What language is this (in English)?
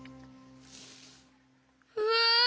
Japanese